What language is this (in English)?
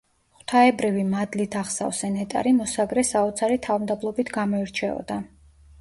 Georgian